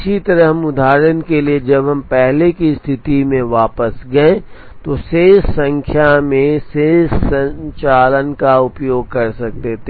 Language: Hindi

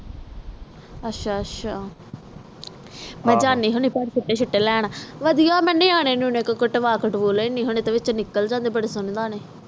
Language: Punjabi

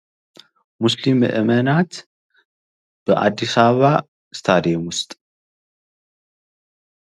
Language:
Amharic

